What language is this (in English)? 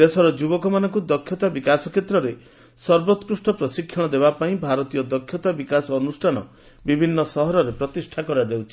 Odia